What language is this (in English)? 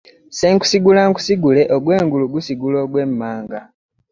Ganda